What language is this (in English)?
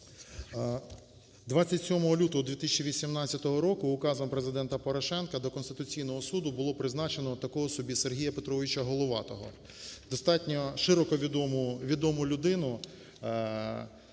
Ukrainian